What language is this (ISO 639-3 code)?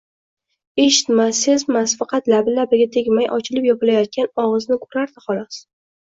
uzb